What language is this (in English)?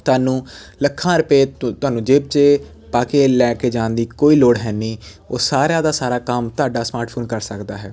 Punjabi